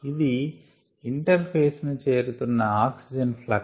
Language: Telugu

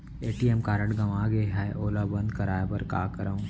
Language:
Chhattisgarhi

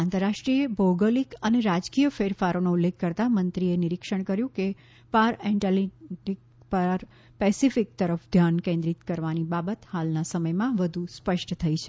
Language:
Gujarati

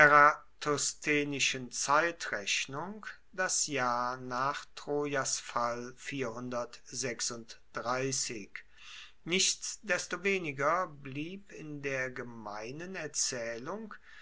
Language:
German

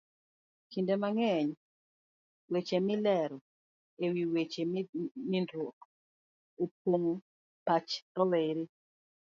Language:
Luo (Kenya and Tanzania)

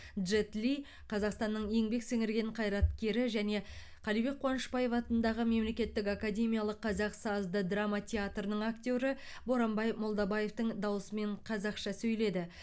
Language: Kazakh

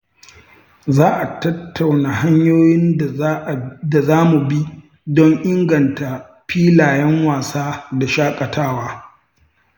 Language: Hausa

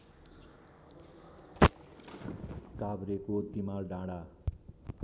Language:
Nepali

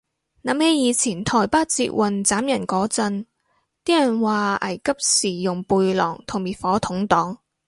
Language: Cantonese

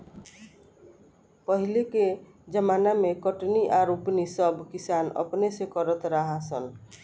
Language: Bhojpuri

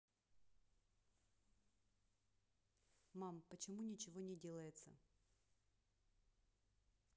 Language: Russian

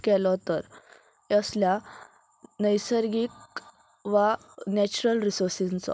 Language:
Konkani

